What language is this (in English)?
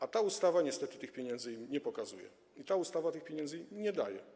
Polish